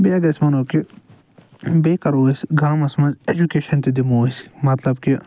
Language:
Kashmiri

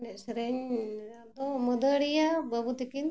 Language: Santali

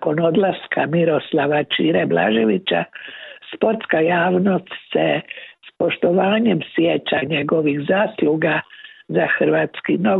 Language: Croatian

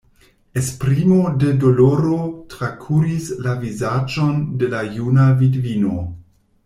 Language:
Esperanto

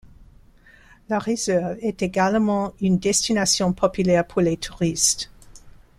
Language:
French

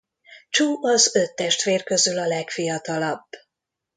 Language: Hungarian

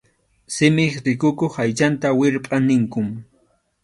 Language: Arequipa-La Unión Quechua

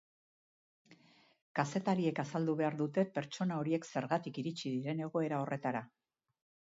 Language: Basque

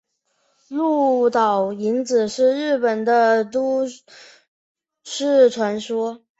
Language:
Chinese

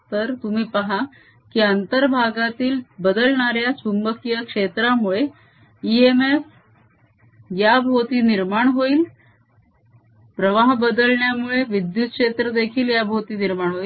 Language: Marathi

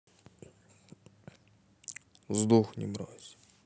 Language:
Russian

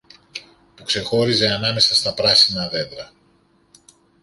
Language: Greek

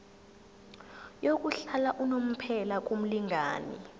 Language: Zulu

